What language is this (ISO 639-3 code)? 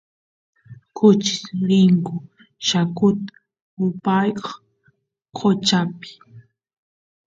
qus